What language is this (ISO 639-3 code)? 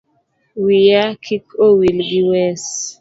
luo